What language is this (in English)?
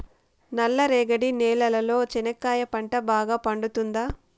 Telugu